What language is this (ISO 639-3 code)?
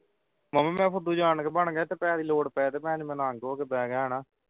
pan